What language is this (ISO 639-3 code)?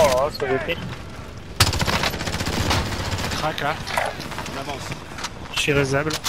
fra